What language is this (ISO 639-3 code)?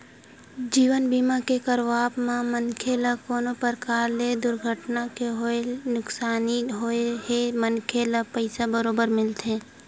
hne